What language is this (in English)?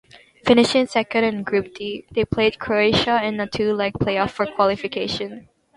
English